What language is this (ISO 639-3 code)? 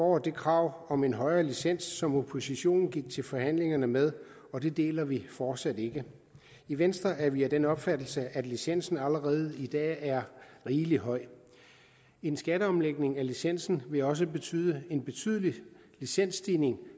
dan